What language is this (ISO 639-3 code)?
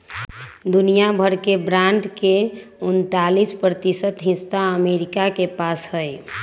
mag